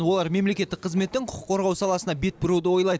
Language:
Kazakh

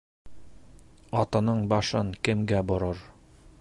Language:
Bashkir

